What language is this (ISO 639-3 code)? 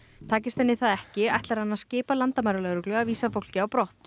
isl